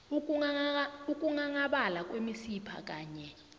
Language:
South Ndebele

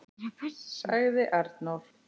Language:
Icelandic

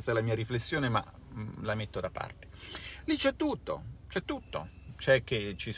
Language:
Italian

